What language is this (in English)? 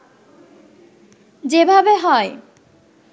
Bangla